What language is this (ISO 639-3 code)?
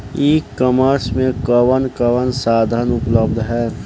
bho